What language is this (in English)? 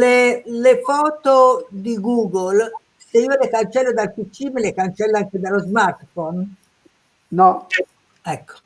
Italian